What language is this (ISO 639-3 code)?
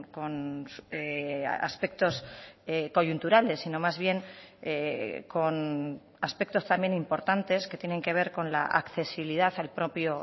spa